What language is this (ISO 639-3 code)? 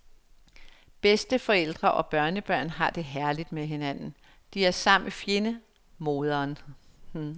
dan